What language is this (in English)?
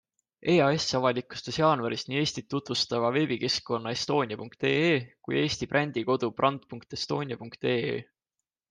Estonian